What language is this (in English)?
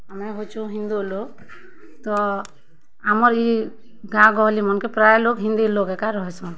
Odia